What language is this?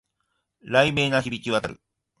Japanese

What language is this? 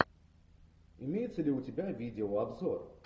Russian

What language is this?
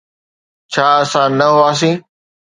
Sindhi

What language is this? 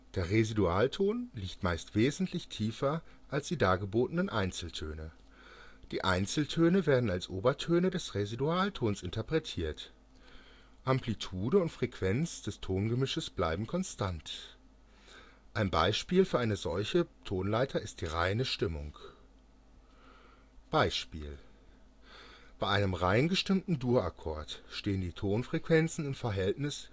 German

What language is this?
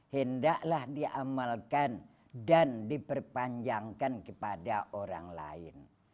Indonesian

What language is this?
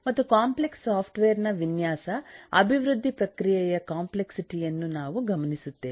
Kannada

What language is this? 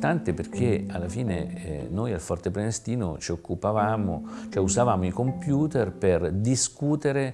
Italian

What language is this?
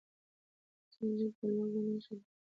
Pashto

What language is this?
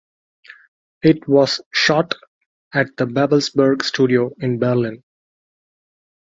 English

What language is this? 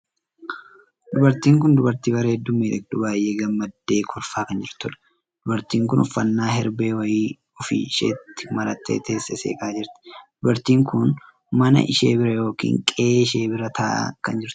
Oromo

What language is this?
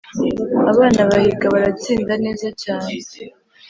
Kinyarwanda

